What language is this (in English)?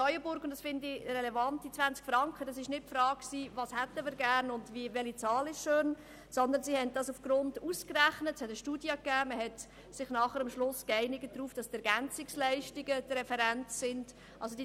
Swiss German